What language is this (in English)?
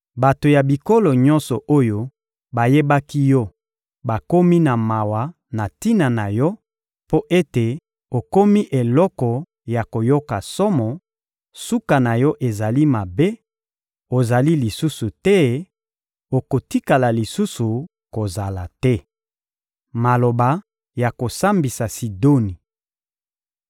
Lingala